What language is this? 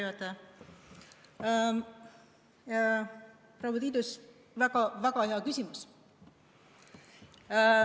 Estonian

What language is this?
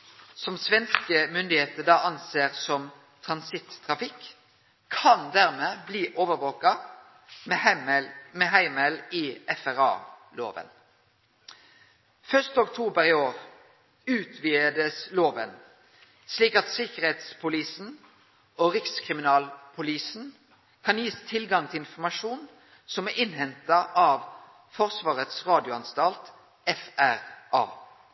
Norwegian Nynorsk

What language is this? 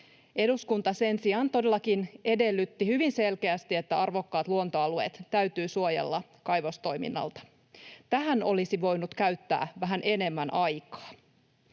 Finnish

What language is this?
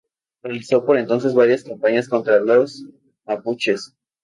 Spanish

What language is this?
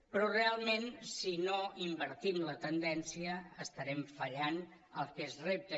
Catalan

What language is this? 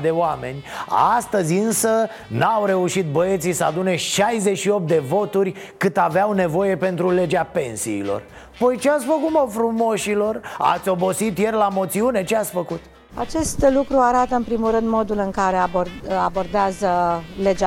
Romanian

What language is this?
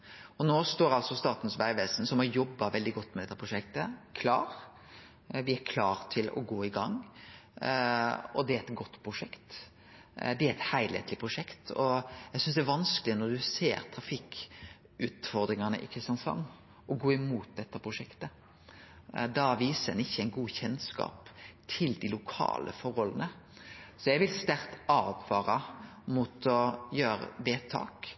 Norwegian Nynorsk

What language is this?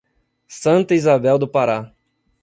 Portuguese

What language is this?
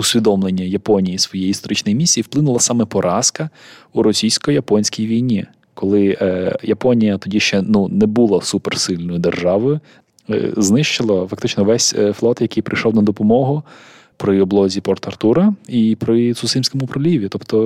Ukrainian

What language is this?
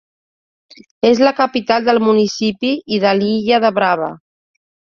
Catalan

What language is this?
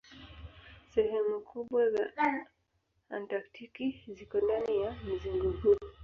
Swahili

